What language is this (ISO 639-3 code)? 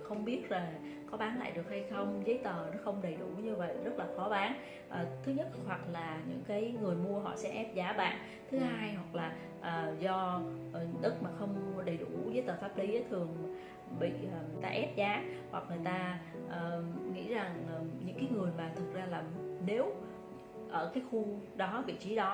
vie